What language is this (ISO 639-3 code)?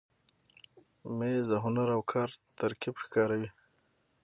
pus